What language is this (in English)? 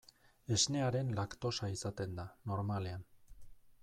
Basque